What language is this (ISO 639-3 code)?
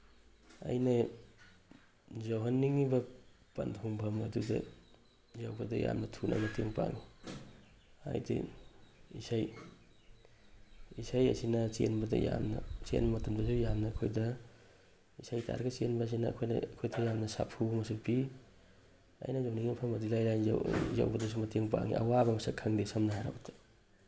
mni